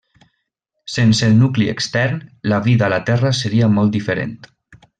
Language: Catalan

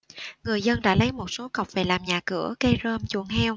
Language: Vietnamese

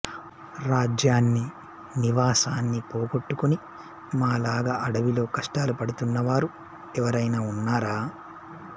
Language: Telugu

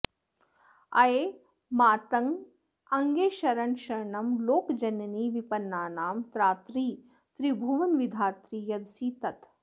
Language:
Sanskrit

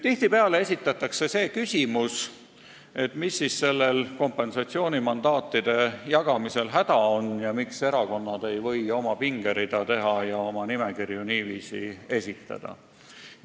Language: Estonian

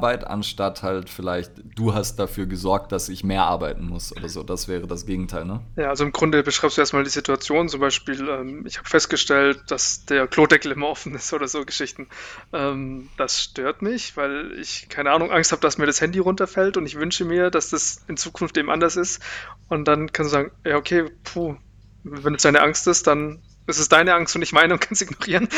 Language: German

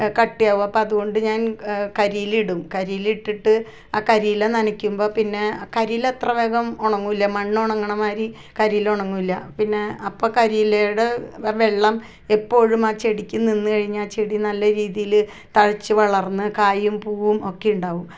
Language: Malayalam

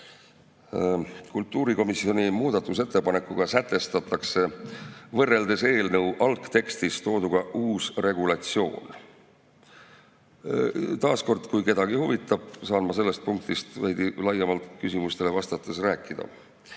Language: Estonian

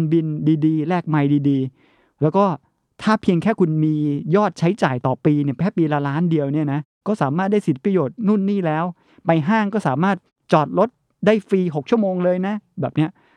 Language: Thai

